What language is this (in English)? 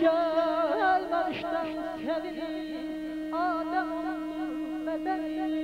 Turkish